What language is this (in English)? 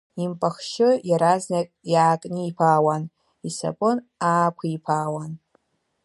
Abkhazian